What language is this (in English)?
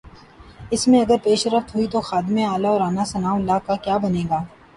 Urdu